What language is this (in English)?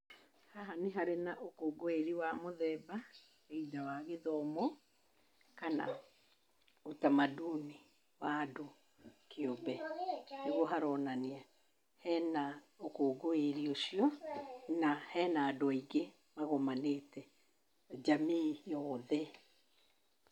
Kikuyu